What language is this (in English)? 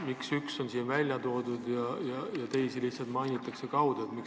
Estonian